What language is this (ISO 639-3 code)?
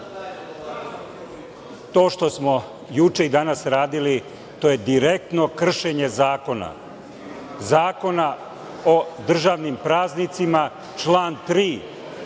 srp